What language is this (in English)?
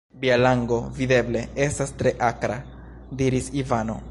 Esperanto